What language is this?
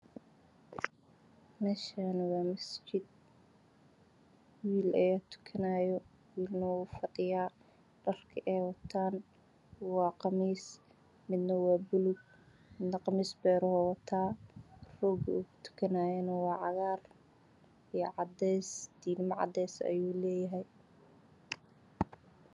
Somali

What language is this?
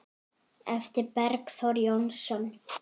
Icelandic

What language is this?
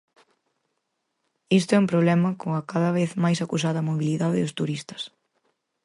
Galician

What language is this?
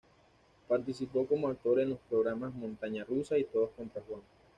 Spanish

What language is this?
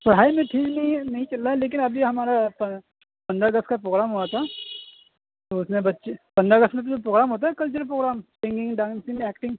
Urdu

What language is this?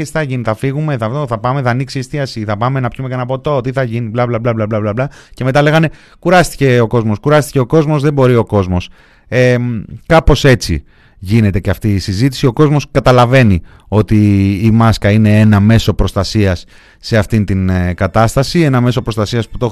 Greek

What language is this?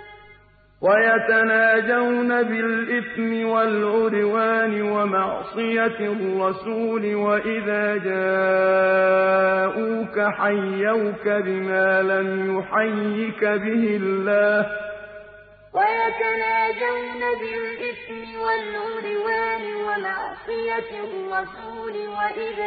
Arabic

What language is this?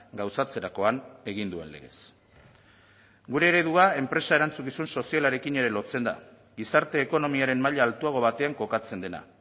Basque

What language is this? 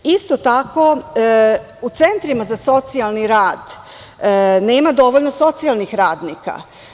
Serbian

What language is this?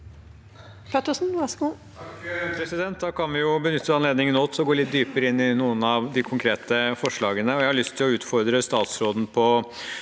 Norwegian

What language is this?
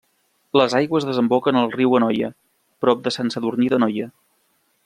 Catalan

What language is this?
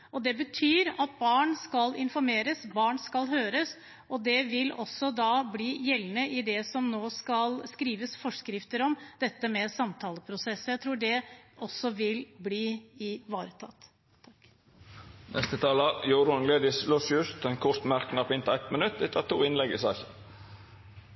Norwegian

